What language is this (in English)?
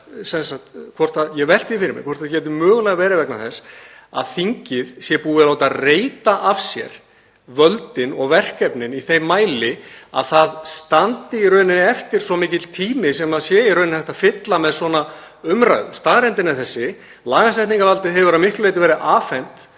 Icelandic